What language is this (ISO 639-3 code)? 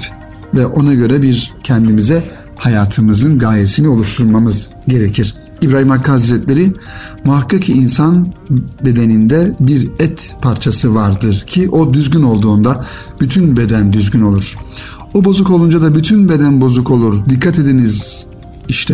tur